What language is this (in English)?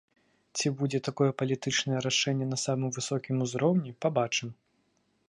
Belarusian